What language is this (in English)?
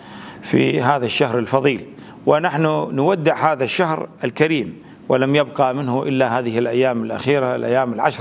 Arabic